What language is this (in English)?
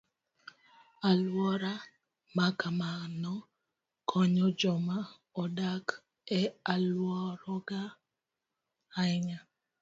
Luo (Kenya and Tanzania)